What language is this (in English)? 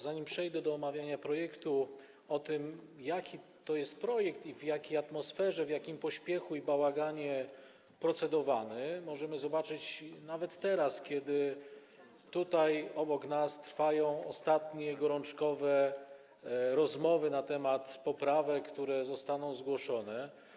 Polish